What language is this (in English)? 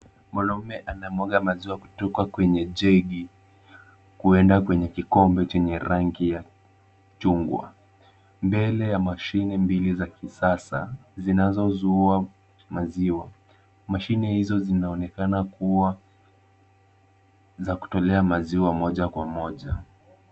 Swahili